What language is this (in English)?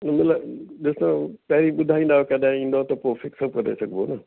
Sindhi